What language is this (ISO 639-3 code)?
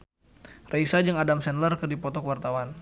sun